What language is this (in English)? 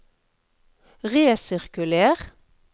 Norwegian